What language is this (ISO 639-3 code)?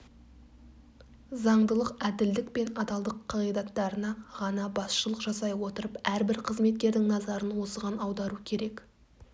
kaz